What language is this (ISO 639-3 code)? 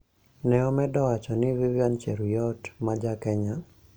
luo